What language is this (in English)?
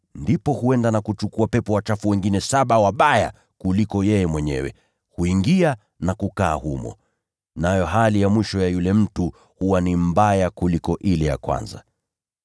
Swahili